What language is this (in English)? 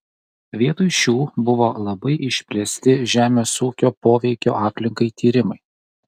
Lithuanian